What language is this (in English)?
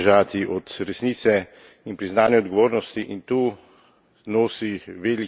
Slovenian